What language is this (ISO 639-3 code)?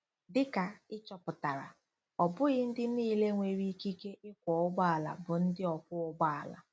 ibo